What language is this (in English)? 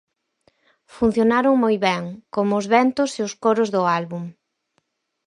Galician